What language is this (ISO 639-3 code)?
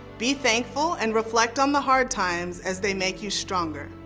eng